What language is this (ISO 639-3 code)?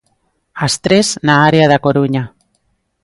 glg